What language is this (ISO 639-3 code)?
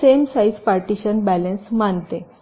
mar